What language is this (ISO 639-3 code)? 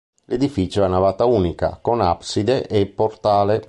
ita